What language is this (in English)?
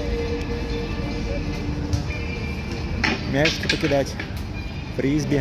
Russian